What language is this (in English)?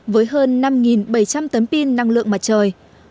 Vietnamese